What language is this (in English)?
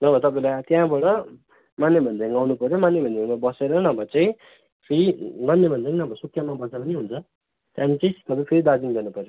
Nepali